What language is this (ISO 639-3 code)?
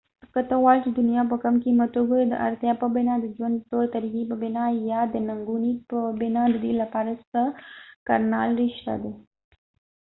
pus